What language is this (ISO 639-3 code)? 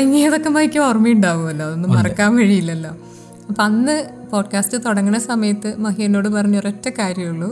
mal